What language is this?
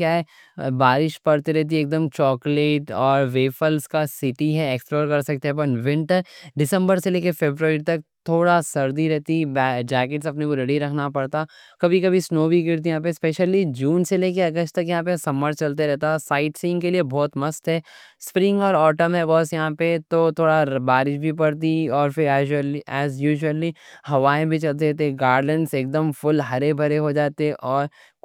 Deccan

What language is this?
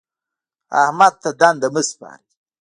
Pashto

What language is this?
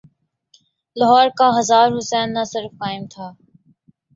Urdu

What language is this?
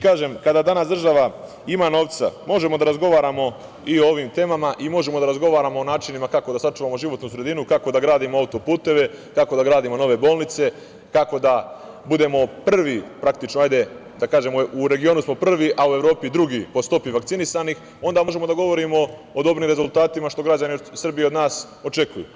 Serbian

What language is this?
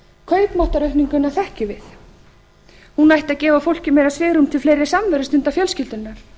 Icelandic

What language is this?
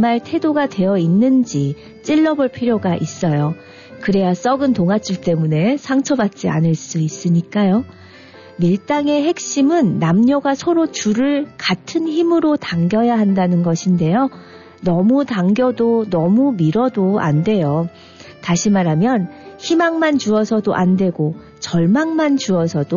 Korean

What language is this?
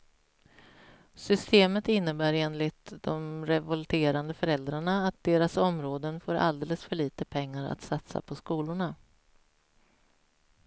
Swedish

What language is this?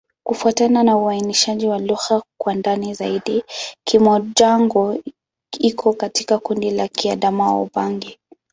Swahili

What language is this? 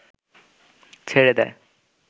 Bangla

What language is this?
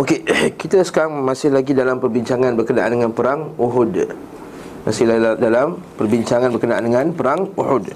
Malay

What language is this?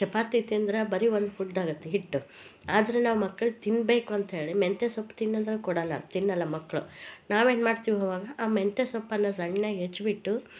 Kannada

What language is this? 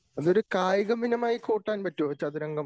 Malayalam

